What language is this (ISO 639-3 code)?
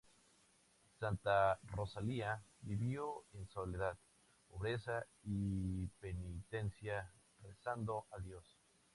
spa